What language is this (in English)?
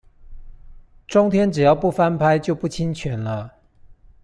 Chinese